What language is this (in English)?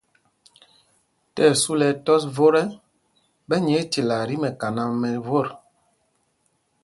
Mpumpong